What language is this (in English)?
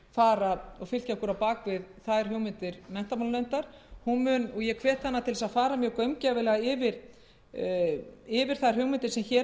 Icelandic